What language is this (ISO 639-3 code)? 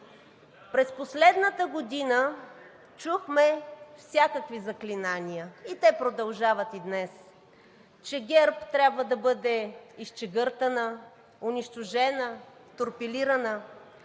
bul